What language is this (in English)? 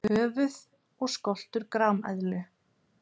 Icelandic